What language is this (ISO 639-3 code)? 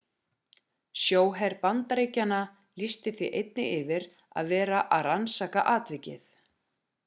isl